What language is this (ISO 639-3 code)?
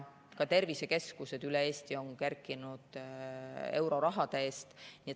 est